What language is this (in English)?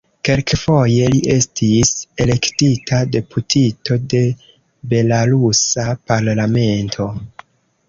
Esperanto